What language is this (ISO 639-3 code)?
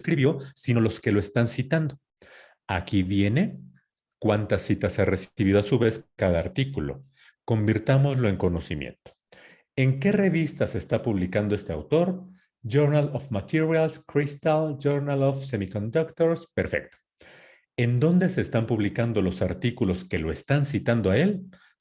spa